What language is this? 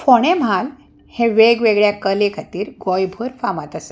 Konkani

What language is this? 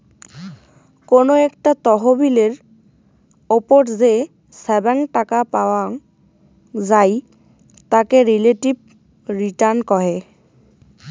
Bangla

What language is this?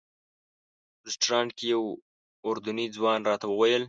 Pashto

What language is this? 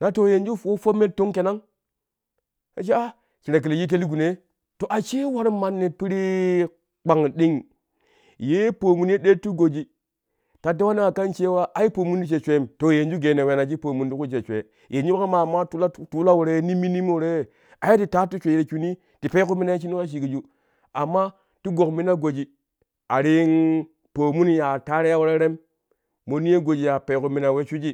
Kushi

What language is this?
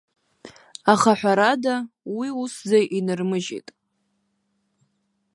Abkhazian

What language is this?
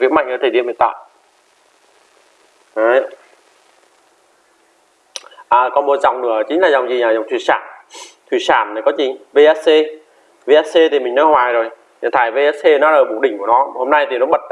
Vietnamese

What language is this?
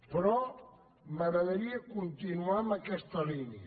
Catalan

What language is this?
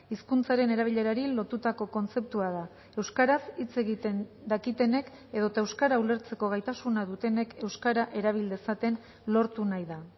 Basque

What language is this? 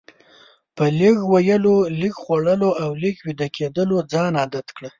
Pashto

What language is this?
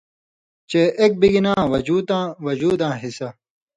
Indus Kohistani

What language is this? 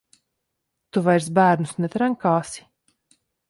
Latvian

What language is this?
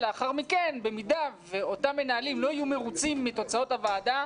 Hebrew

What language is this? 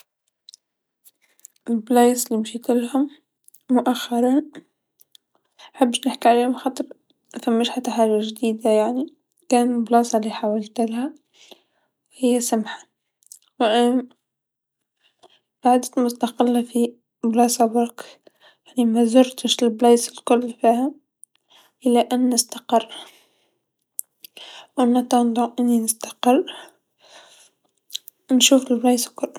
Tunisian Arabic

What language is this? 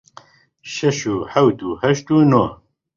Central Kurdish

